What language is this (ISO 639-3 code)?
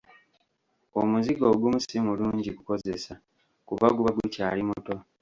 lug